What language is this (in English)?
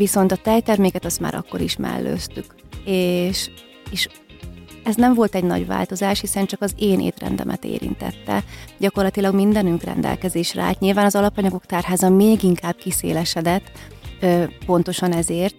Hungarian